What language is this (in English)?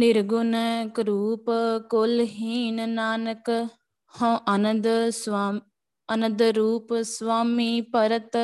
Punjabi